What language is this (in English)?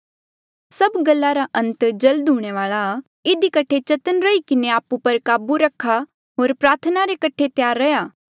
Mandeali